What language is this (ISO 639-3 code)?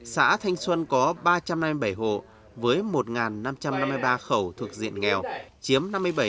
vie